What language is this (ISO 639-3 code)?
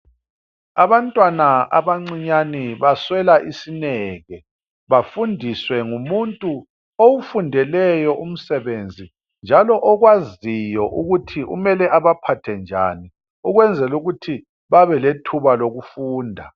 nde